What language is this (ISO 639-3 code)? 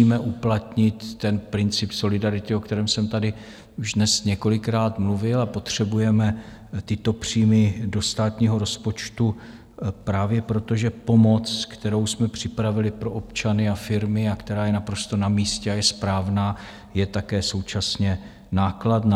ces